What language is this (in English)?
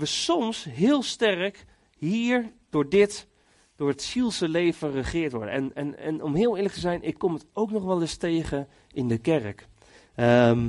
Dutch